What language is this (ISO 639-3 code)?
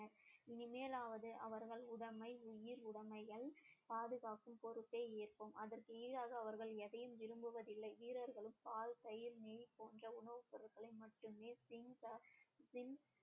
tam